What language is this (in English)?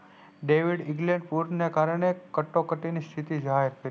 Gujarati